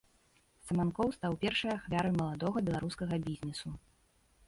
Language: Belarusian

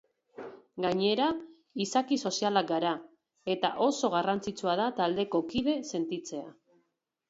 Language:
Basque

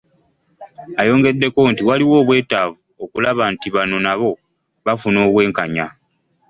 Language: Ganda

